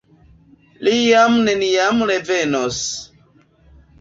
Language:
Esperanto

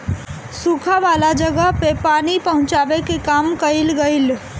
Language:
Bhojpuri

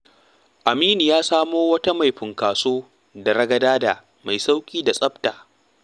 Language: Hausa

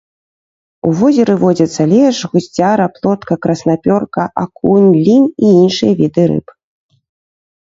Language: Belarusian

